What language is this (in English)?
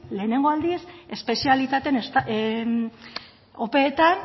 Basque